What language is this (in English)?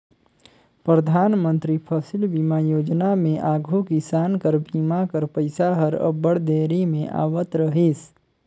Chhattisgarhi